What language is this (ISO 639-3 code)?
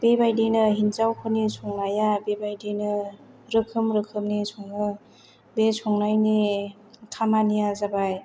brx